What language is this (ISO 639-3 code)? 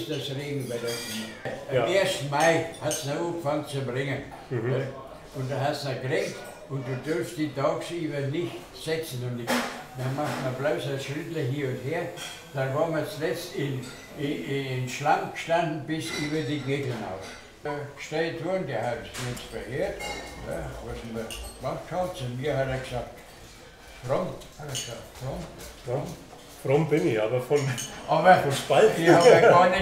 deu